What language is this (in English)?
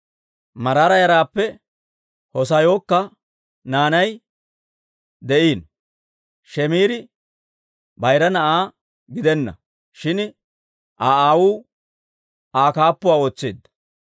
Dawro